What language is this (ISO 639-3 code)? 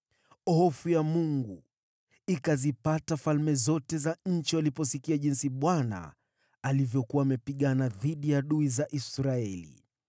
swa